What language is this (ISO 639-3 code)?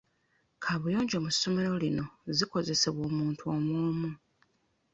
lug